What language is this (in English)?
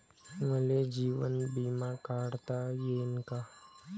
Marathi